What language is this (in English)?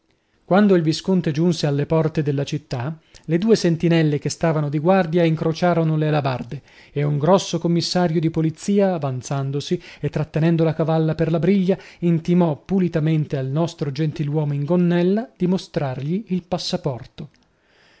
Italian